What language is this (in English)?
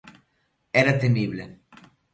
Galician